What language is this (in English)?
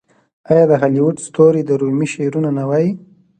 Pashto